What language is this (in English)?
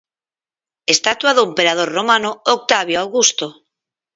Galician